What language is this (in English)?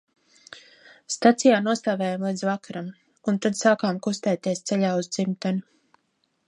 Latvian